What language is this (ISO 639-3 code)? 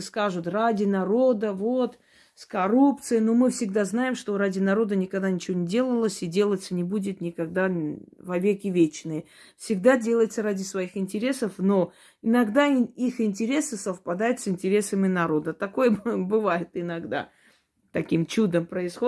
rus